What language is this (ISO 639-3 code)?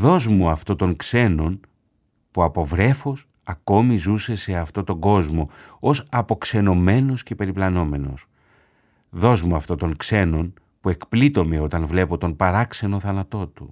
ell